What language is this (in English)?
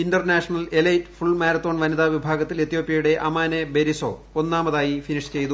Malayalam